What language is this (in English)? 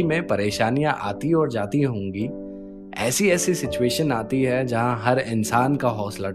Hindi